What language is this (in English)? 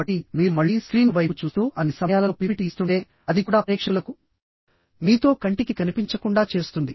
Telugu